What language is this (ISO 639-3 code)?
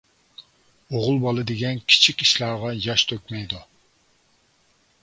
uig